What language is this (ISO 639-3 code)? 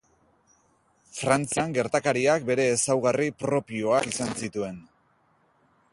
eus